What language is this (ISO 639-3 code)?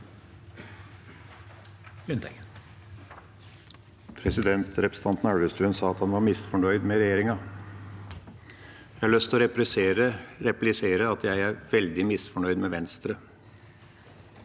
nor